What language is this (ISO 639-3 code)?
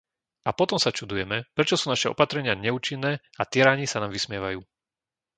slk